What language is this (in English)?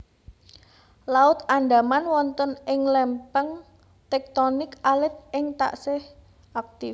Javanese